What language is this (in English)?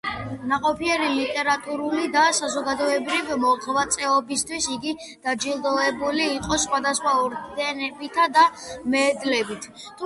Georgian